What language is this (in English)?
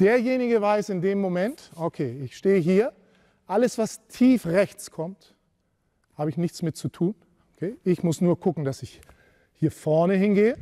German